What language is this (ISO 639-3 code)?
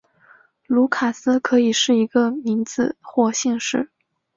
zho